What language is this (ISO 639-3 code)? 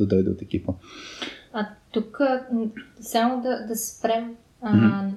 bul